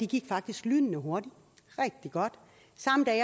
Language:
Danish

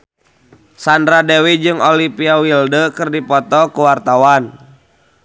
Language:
Sundanese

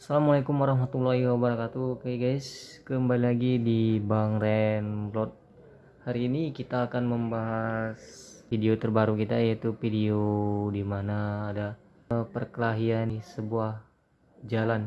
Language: Indonesian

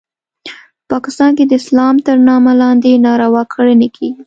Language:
Pashto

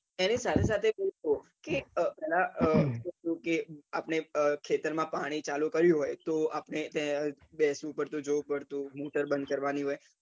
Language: Gujarati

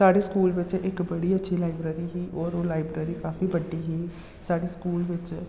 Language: Dogri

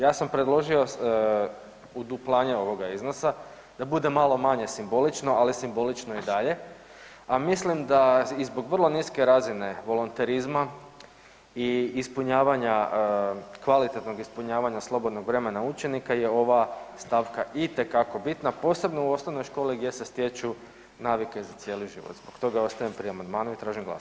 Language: Croatian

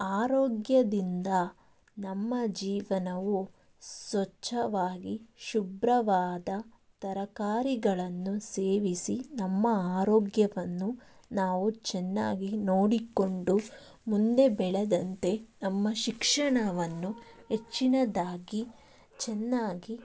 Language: Kannada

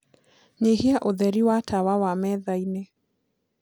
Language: Kikuyu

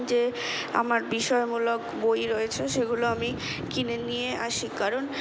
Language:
Bangla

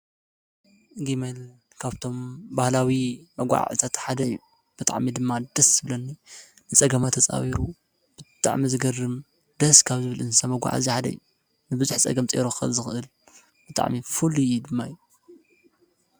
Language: Tigrinya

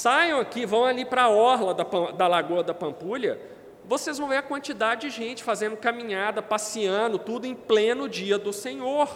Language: Portuguese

